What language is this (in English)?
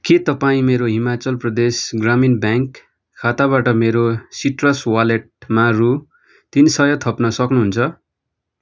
Nepali